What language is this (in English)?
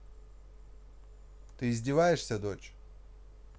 Russian